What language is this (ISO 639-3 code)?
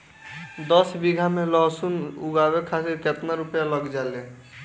bho